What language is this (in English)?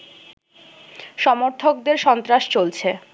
Bangla